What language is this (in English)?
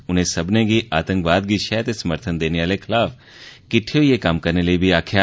Dogri